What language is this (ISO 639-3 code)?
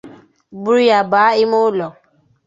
ibo